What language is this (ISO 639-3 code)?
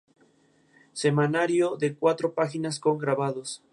spa